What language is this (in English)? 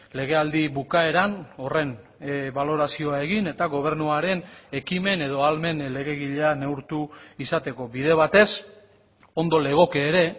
Basque